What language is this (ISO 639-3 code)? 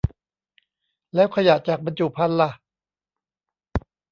tha